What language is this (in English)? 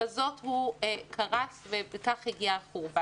Hebrew